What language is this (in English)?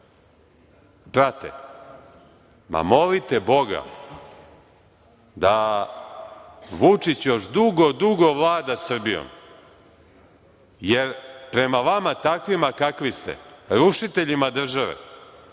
Serbian